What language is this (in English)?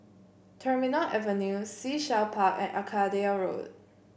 English